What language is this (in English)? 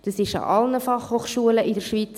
Swiss German